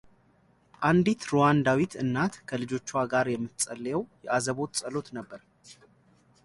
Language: Amharic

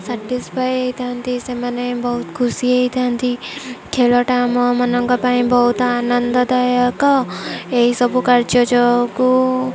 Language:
Odia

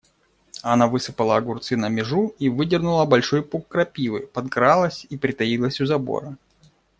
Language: Russian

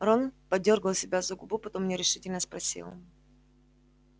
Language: Russian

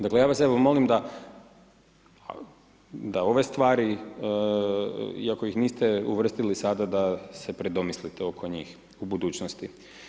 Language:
Croatian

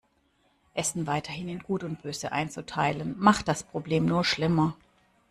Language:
German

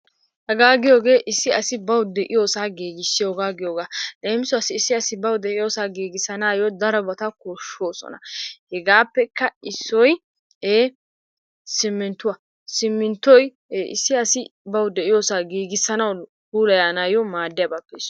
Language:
Wolaytta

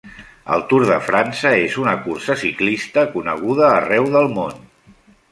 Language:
Catalan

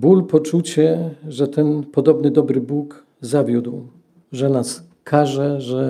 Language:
Polish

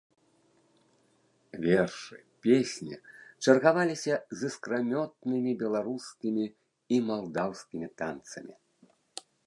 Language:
Belarusian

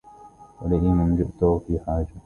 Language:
Arabic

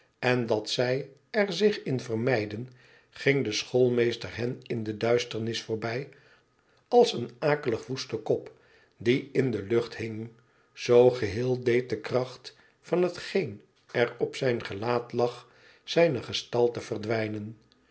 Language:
Dutch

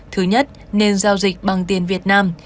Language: Vietnamese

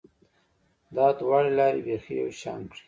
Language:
Pashto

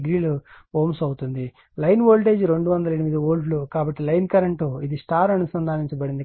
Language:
Telugu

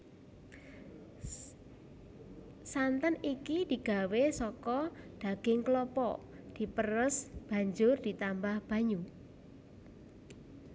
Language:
Javanese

